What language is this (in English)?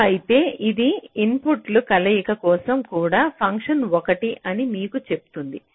Telugu